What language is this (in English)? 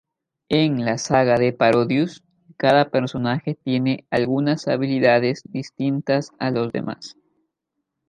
Spanish